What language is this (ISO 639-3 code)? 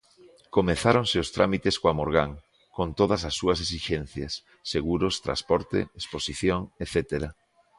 glg